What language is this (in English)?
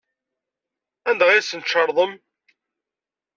Kabyle